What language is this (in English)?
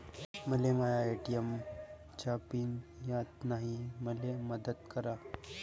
Marathi